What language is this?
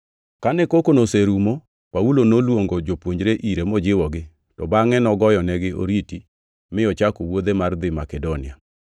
Luo (Kenya and Tanzania)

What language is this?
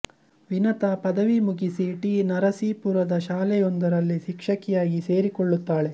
Kannada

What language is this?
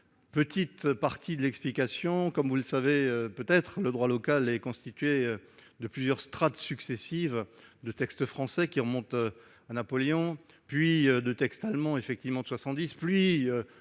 French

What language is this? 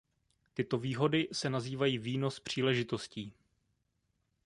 Czech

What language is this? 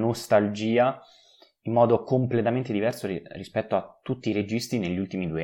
Italian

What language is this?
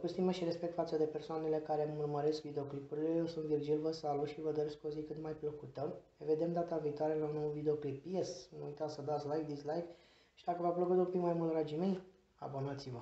Romanian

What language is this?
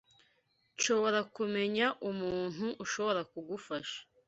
Kinyarwanda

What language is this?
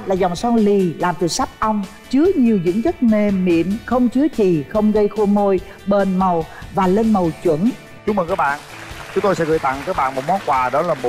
Vietnamese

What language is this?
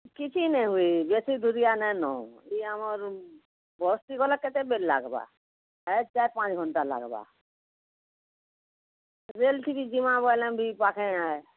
Odia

